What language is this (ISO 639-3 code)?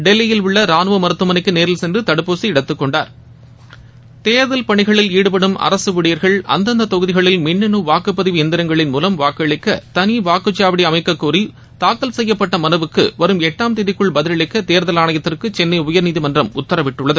tam